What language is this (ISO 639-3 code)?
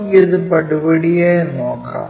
mal